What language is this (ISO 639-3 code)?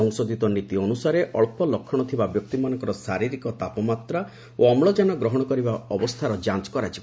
ori